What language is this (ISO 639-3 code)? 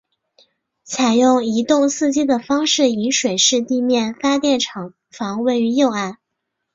zho